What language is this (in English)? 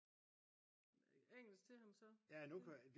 Danish